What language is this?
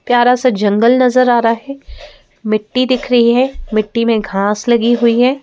Hindi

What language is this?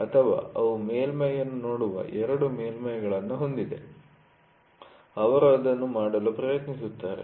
Kannada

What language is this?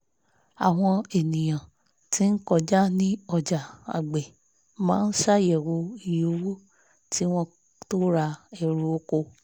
Yoruba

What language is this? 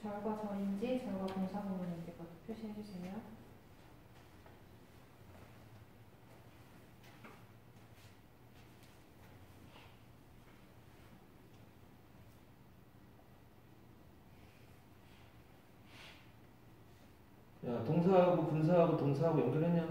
Korean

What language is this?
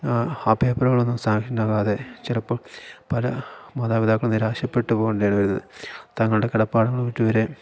Malayalam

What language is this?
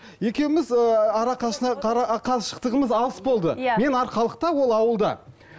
Kazakh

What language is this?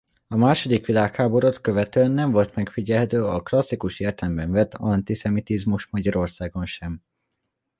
Hungarian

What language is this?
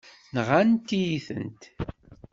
Kabyle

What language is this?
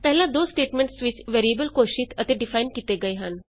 Punjabi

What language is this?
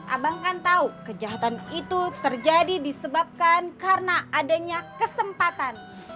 Indonesian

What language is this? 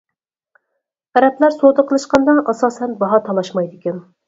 Uyghur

